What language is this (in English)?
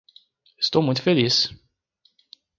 Portuguese